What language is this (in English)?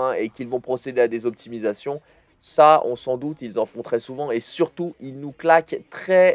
French